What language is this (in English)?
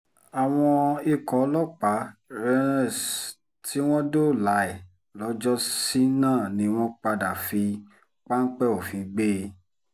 Yoruba